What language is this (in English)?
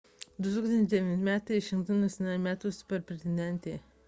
Lithuanian